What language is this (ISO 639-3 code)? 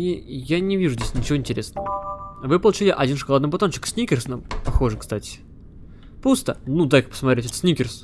rus